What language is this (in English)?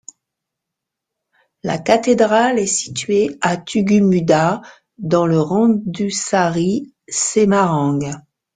French